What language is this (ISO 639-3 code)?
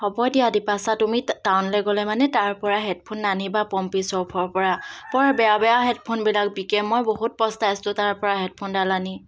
asm